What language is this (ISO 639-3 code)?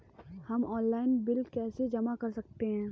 hin